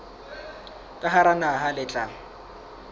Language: Southern Sotho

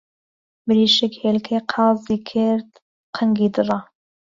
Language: Central Kurdish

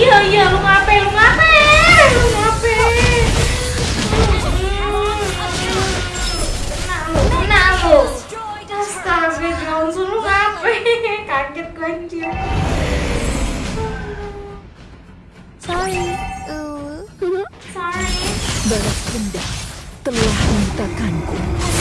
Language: Indonesian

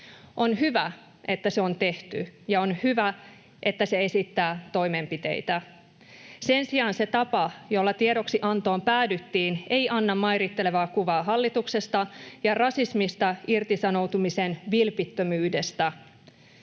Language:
Finnish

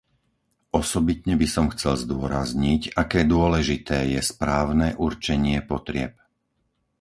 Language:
Slovak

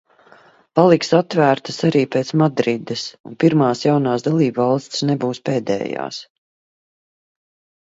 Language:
Latvian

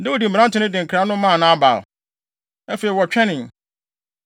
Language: Akan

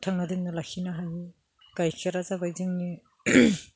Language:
Bodo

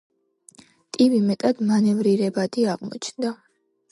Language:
Georgian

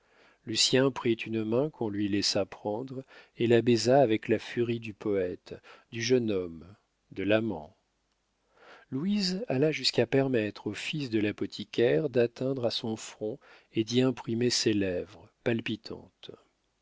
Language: French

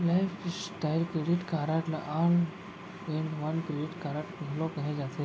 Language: Chhattisgarhi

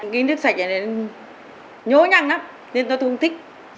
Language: Vietnamese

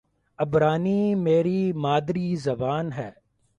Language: Urdu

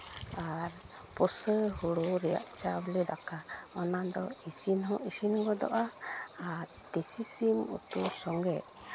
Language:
Santali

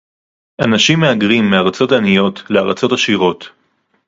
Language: Hebrew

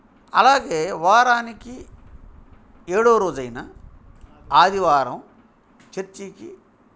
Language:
Telugu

